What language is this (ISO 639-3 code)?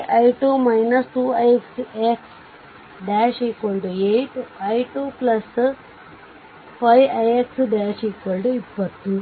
kan